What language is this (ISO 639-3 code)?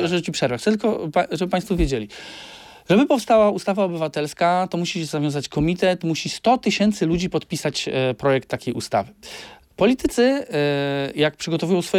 pol